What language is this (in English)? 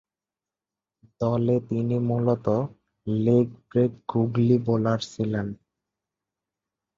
Bangla